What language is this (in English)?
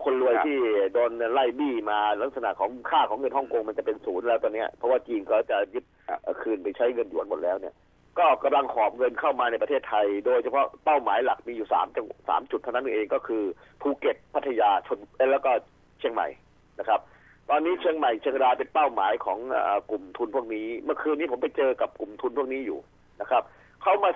Thai